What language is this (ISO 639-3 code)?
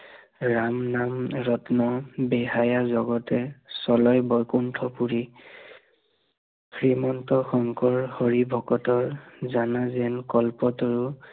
asm